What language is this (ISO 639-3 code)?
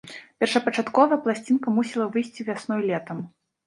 bel